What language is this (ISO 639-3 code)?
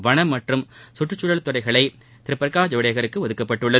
tam